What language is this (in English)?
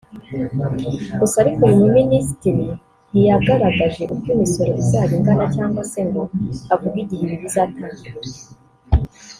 Kinyarwanda